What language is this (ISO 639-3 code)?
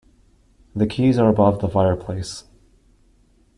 eng